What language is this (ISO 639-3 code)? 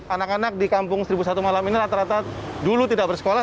ind